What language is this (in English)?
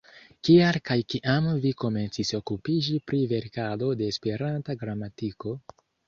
Esperanto